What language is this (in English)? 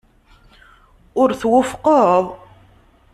Kabyle